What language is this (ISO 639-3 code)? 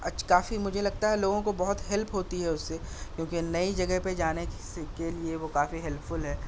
urd